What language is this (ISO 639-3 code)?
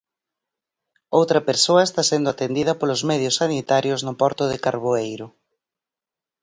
glg